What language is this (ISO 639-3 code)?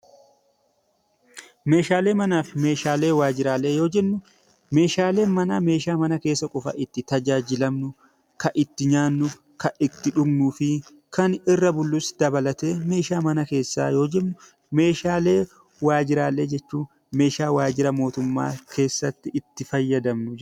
orm